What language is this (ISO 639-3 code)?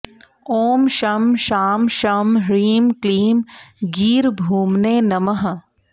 san